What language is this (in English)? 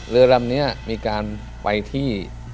Thai